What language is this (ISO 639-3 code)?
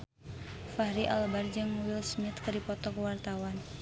sun